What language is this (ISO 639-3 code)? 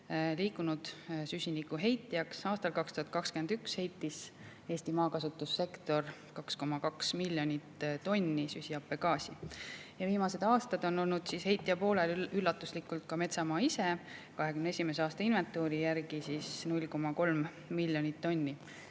est